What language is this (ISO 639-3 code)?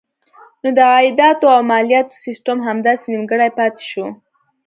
pus